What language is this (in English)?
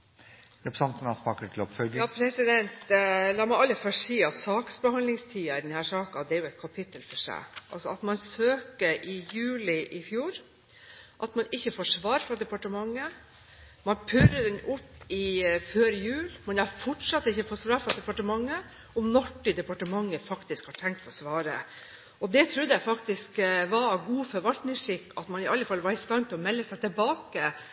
Norwegian Bokmål